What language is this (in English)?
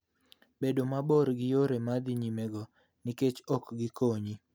Luo (Kenya and Tanzania)